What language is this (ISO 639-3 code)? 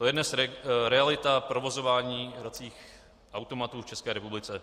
ces